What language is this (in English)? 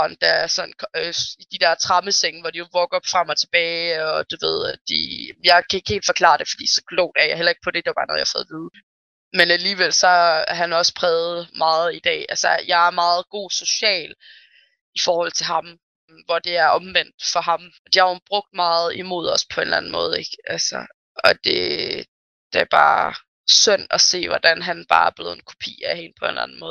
Danish